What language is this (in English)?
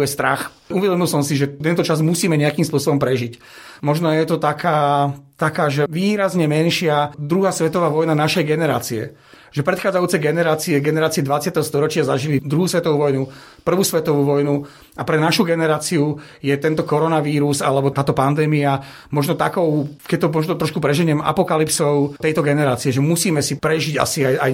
Slovak